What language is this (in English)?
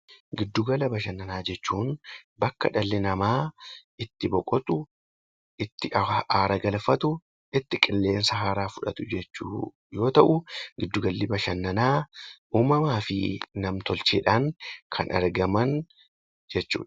Oromo